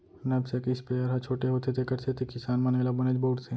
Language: Chhattisgarhi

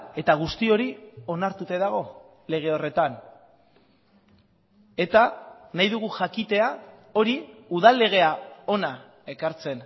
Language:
Basque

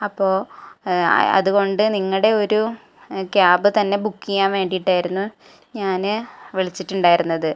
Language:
Malayalam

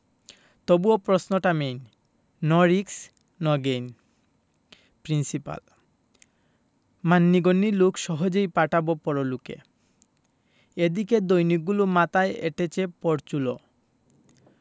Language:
Bangla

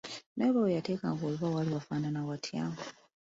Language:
Ganda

